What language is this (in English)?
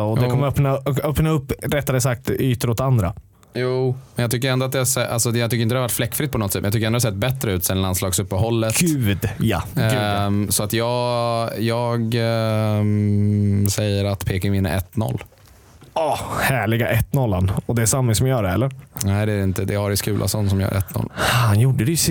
Swedish